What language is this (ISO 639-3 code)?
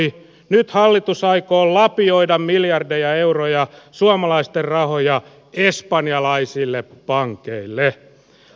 fin